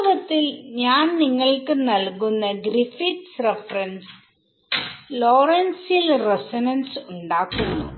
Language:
Malayalam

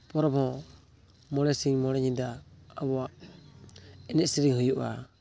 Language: Santali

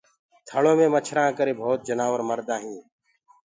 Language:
Gurgula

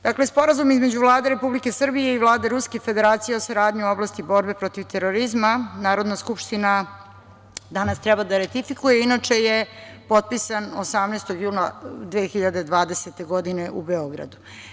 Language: Serbian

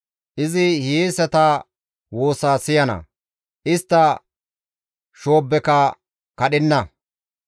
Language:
Gamo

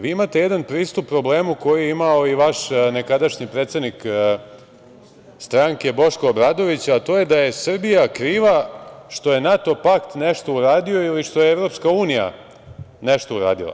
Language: Serbian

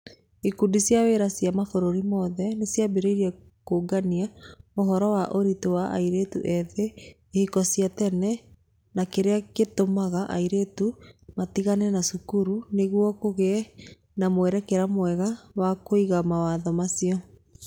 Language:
Kikuyu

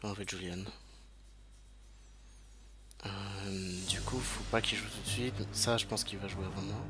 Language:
French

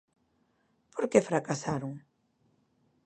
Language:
Galician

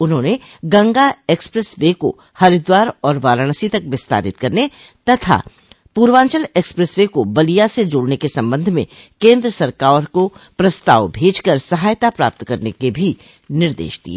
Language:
Hindi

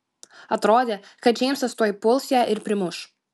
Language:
Lithuanian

